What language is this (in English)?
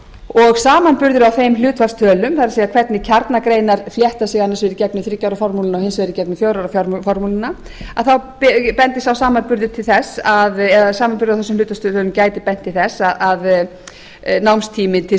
Icelandic